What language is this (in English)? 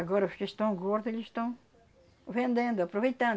Portuguese